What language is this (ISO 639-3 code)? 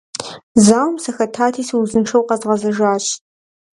kbd